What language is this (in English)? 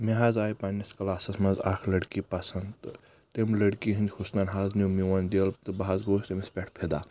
Kashmiri